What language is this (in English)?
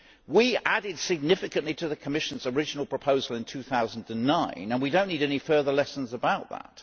English